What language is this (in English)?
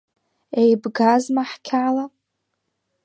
Abkhazian